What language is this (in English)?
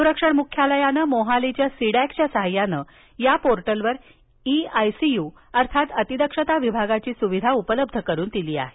Marathi